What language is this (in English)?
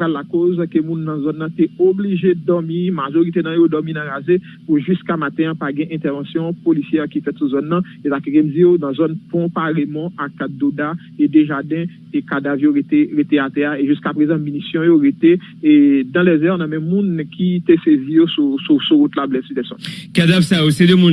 French